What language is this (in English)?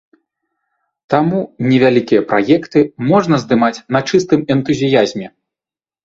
Belarusian